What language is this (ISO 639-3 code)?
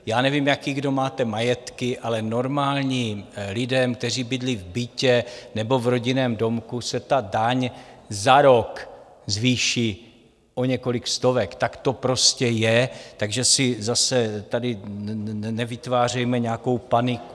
ces